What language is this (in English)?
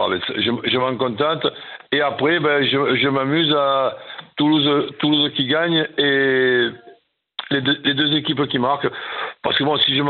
French